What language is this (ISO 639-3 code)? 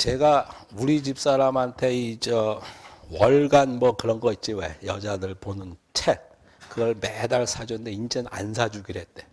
kor